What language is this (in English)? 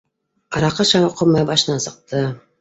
Bashkir